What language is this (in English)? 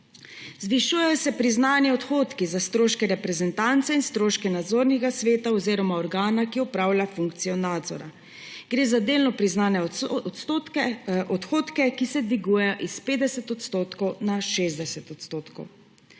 Slovenian